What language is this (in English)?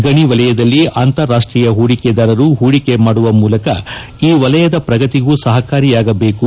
Kannada